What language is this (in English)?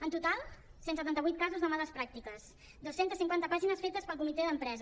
Catalan